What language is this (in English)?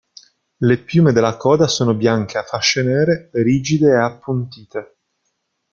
Italian